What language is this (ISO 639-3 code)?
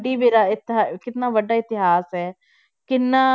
pan